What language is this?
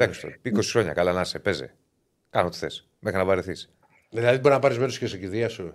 Greek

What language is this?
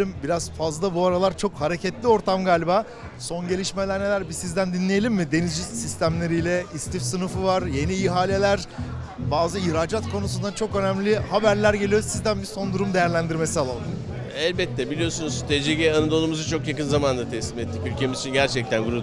Turkish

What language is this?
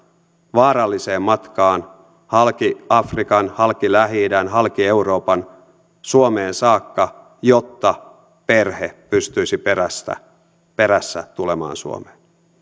Finnish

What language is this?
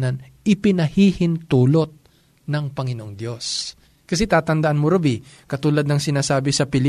Filipino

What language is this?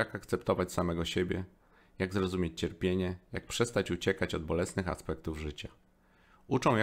Polish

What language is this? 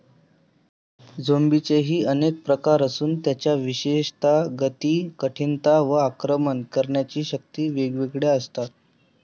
Marathi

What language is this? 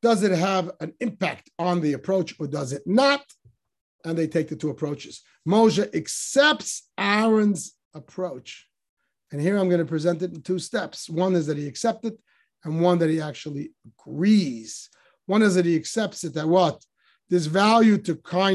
English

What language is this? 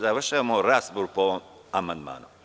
Serbian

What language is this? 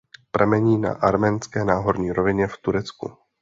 Czech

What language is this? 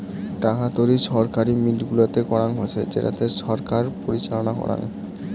Bangla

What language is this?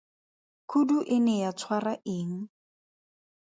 Tswana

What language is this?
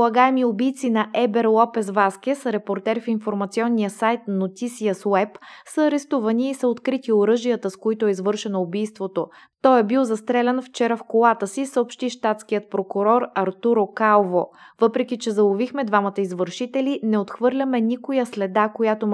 Bulgarian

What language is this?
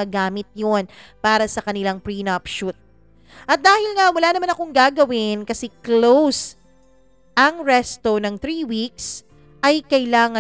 Filipino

